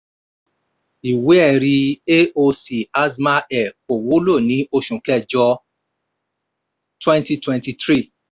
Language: Yoruba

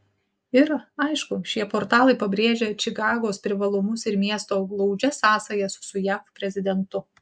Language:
Lithuanian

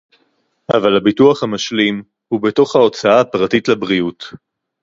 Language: Hebrew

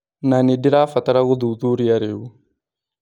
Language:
Kikuyu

